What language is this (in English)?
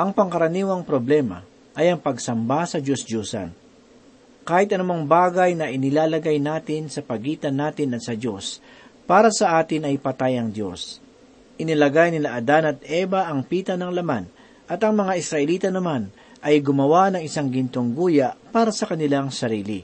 Filipino